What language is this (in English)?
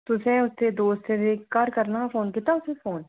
Dogri